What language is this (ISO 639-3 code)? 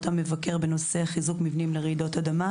heb